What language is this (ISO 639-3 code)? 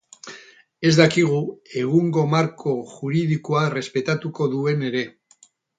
eus